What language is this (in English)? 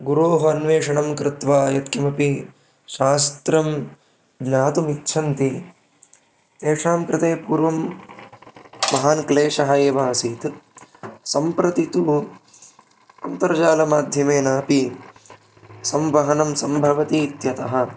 Sanskrit